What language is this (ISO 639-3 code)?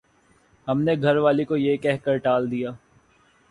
urd